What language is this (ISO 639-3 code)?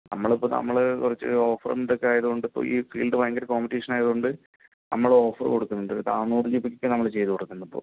mal